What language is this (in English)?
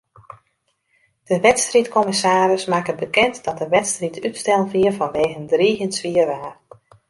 Western Frisian